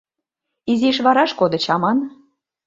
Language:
Mari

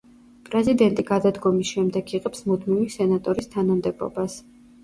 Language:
Georgian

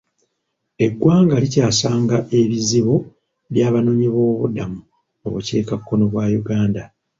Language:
Ganda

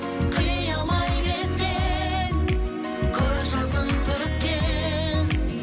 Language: Kazakh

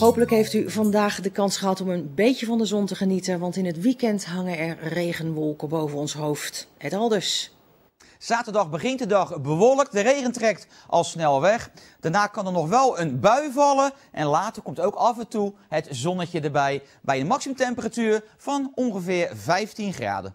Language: Dutch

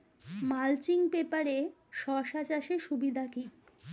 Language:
Bangla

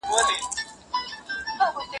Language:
Pashto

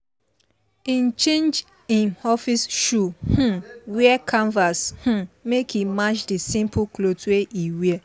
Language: Nigerian Pidgin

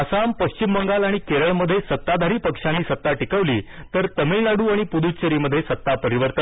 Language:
Marathi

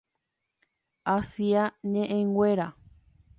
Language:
Guarani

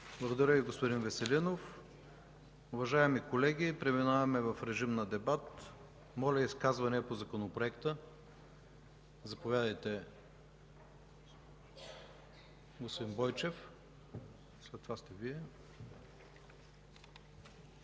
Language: Bulgarian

